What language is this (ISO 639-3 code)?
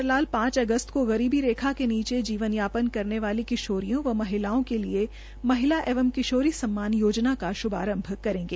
hin